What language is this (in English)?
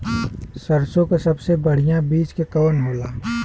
Bhojpuri